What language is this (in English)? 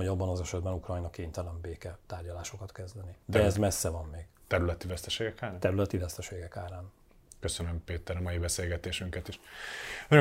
Hungarian